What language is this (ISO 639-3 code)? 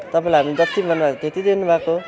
nep